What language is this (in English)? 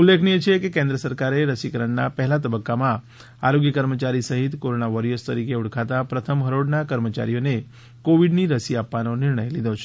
Gujarati